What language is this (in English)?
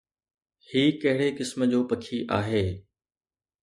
Sindhi